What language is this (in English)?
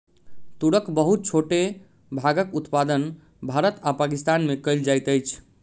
Maithili